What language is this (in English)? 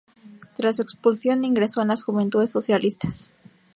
Spanish